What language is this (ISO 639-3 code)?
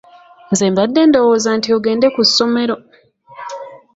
lug